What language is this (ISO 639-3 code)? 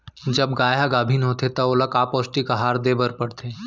hne